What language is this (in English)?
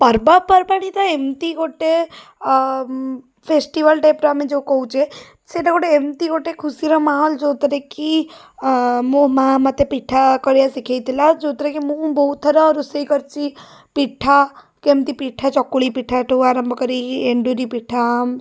Odia